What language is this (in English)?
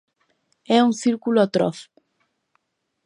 Galician